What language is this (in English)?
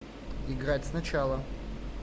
Russian